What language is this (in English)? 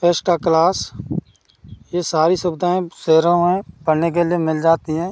Hindi